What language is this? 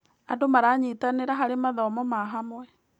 Kikuyu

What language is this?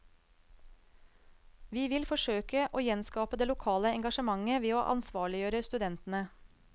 Norwegian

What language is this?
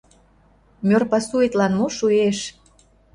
Mari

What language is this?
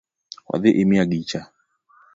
Luo (Kenya and Tanzania)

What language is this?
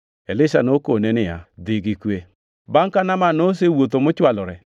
Luo (Kenya and Tanzania)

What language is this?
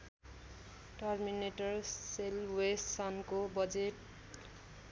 Nepali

